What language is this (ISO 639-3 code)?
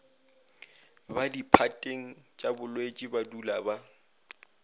nso